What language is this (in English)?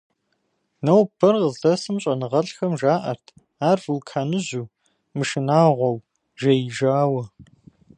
Kabardian